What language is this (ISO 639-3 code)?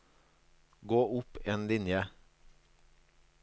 nor